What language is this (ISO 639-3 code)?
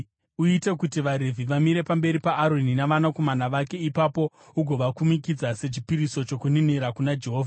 sna